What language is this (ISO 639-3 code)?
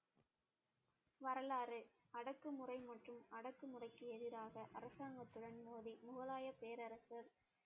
tam